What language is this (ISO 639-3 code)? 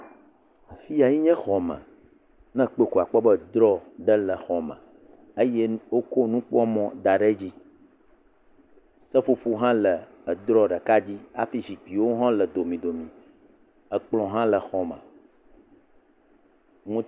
ewe